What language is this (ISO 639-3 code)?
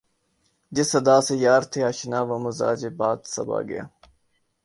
urd